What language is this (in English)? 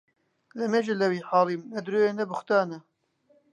Central Kurdish